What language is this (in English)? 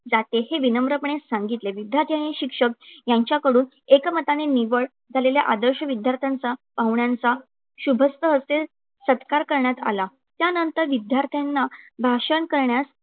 Marathi